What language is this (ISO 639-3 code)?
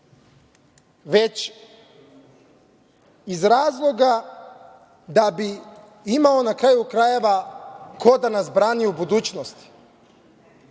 srp